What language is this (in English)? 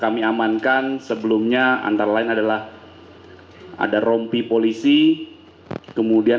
Indonesian